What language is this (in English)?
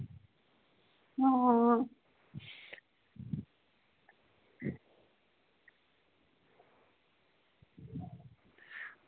Dogri